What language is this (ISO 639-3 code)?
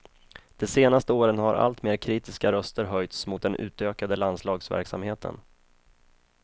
swe